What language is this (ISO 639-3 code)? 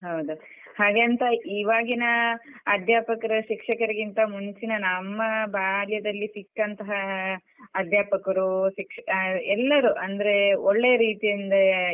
kan